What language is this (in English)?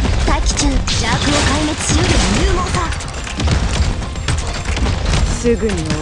Japanese